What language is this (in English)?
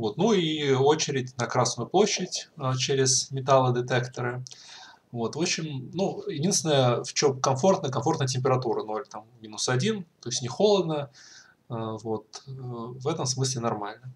Russian